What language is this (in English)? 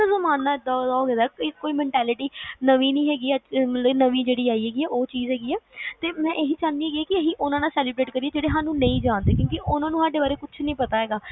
Punjabi